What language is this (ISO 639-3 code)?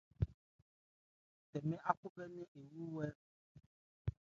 ebr